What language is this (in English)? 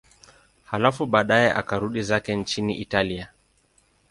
Swahili